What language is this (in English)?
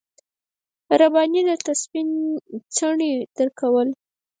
Pashto